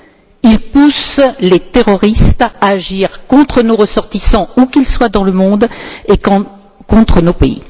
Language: French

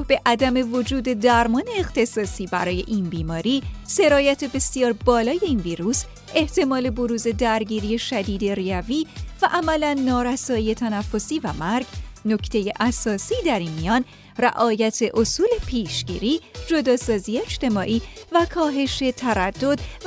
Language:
Persian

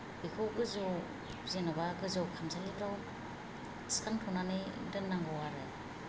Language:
Bodo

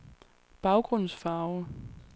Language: Danish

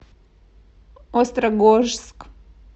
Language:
Russian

